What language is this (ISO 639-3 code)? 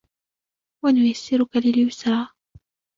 ara